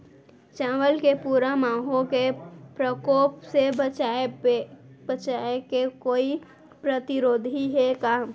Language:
Chhattisgarhi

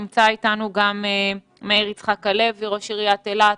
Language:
Hebrew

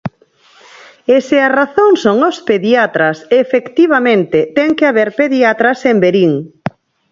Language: Galician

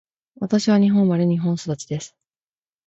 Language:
Japanese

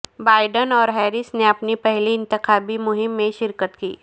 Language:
Urdu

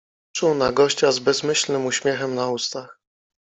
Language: Polish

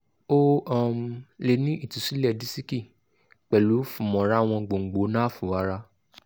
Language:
Yoruba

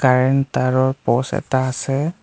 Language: Assamese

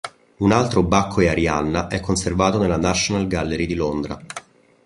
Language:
Italian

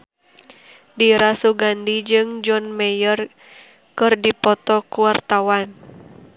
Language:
Sundanese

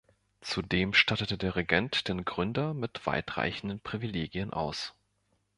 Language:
German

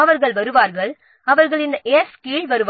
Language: Tamil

